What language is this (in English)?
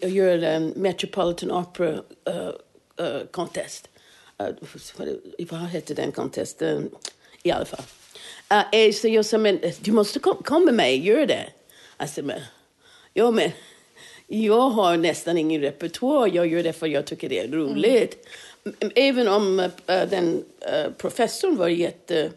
Swedish